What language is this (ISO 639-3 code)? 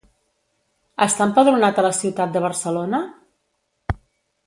cat